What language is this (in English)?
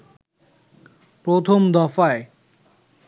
Bangla